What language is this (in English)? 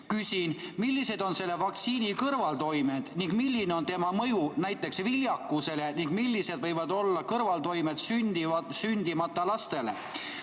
Estonian